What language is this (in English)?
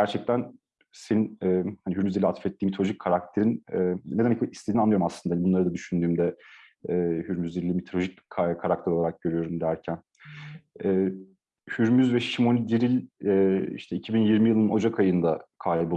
Turkish